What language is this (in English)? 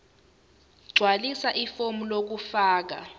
Zulu